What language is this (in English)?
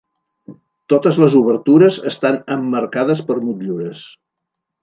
Catalan